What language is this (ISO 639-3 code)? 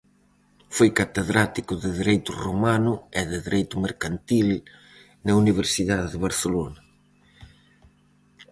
glg